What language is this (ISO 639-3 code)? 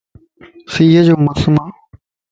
lss